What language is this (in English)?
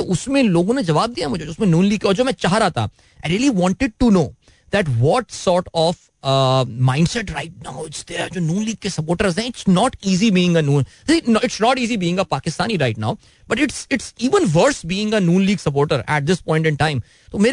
Hindi